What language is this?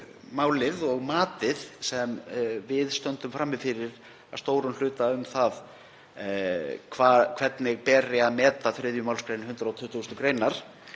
Icelandic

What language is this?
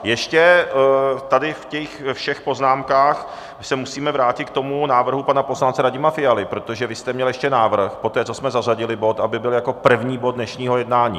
Czech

